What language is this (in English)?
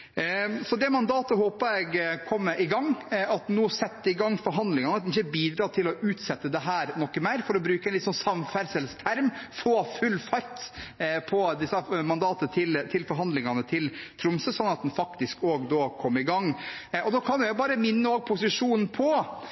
Norwegian Bokmål